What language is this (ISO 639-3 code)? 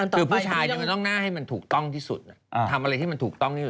tha